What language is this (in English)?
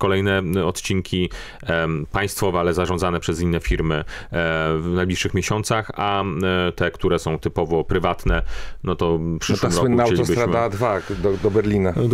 Polish